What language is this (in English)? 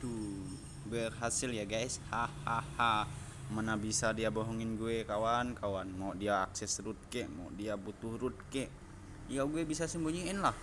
Indonesian